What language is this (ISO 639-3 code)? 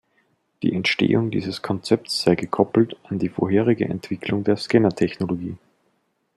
deu